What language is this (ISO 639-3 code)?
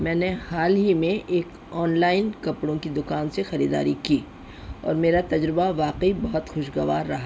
urd